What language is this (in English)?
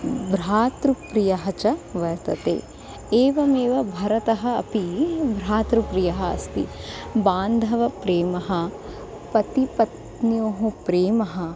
Sanskrit